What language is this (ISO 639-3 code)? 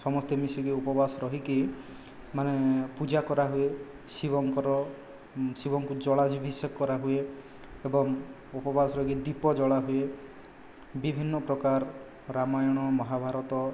ori